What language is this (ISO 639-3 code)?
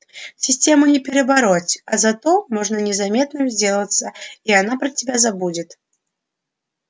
rus